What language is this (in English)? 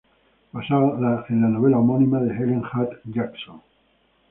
Spanish